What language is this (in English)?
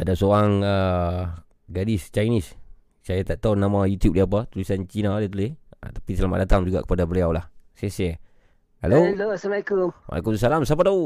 Malay